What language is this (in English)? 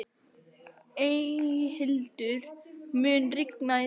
Icelandic